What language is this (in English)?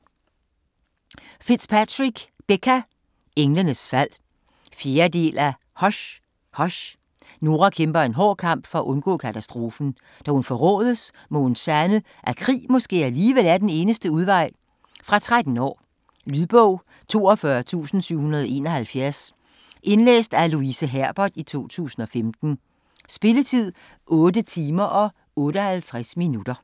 Danish